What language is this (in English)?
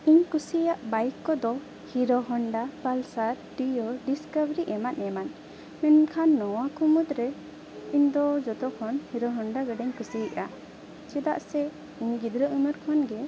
Santali